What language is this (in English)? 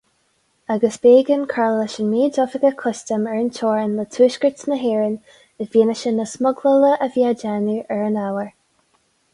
Irish